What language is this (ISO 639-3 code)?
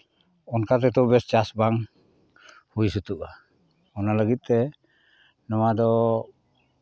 sat